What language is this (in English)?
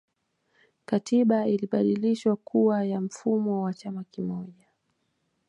Swahili